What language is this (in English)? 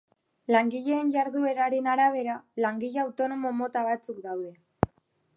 Basque